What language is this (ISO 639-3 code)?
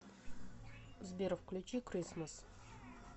rus